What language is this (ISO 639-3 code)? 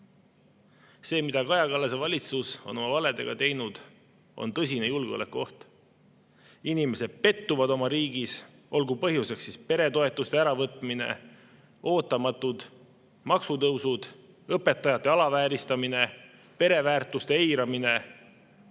est